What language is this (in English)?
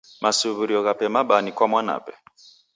Taita